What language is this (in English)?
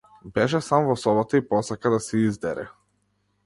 Macedonian